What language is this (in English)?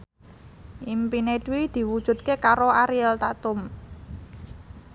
Javanese